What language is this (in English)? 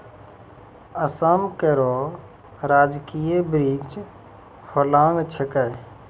Maithili